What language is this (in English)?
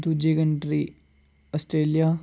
Dogri